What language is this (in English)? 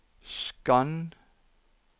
Norwegian